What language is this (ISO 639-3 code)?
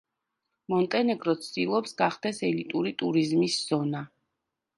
kat